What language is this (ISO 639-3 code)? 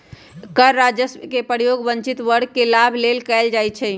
mag